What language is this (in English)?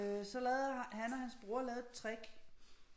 Danish